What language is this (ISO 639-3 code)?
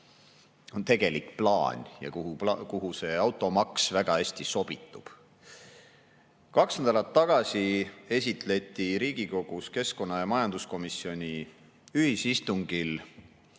est